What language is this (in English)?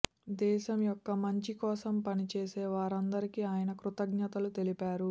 Telugu